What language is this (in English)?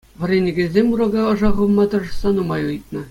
Chuvash